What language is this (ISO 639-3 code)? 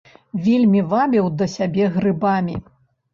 bel